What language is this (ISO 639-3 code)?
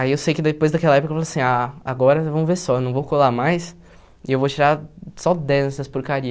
por